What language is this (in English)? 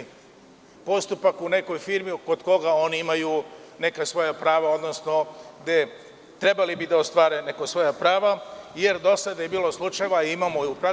Serbian